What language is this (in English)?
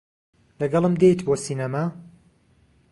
Central Kurdish